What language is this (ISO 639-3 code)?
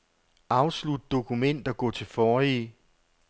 dan